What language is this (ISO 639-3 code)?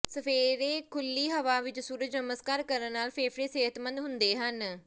pan